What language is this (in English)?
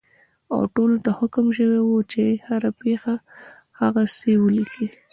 Pashto